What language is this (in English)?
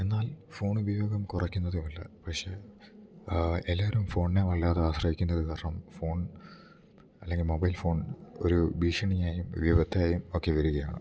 Malayalam